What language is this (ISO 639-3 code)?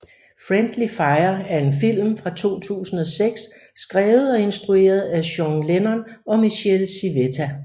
dan